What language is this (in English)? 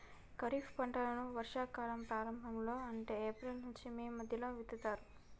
Telugu